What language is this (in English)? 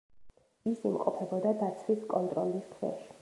Georgian